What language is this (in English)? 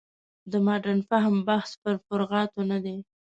Pashto